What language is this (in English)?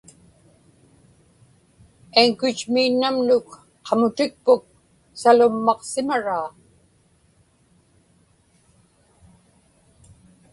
Inupiaq